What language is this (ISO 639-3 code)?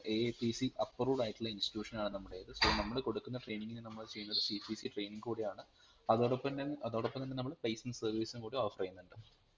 mal